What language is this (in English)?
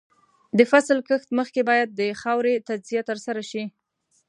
Pashto